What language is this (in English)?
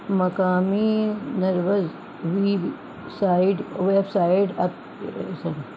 Urdu